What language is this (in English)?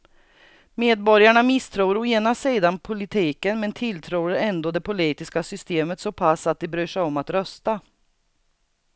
Swedish